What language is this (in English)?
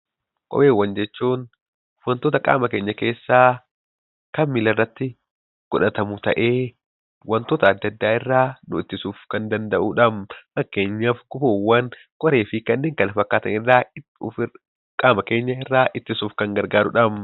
Oromo